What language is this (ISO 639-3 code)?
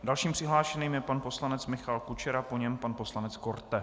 ces